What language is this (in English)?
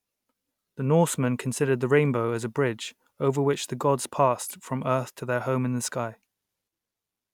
English